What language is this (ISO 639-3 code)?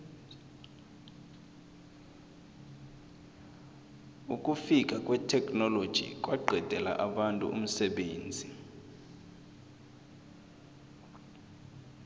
nbl